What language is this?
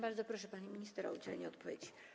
Polish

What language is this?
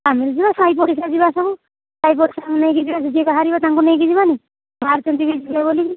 Odia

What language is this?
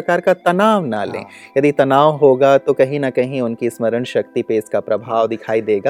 Hindi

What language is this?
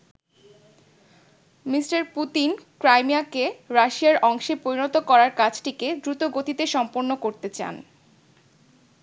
Bangla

